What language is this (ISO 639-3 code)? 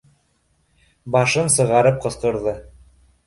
bak